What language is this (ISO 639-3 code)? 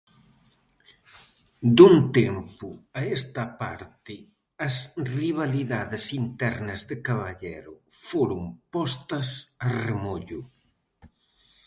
glg